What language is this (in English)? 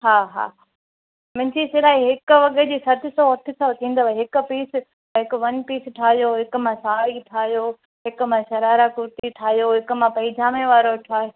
Sindhi